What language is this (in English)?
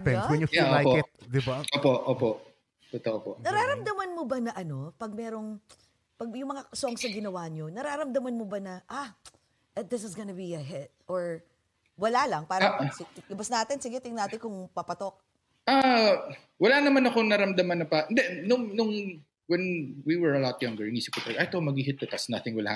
Filipino